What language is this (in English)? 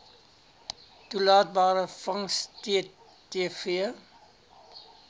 Afrikaans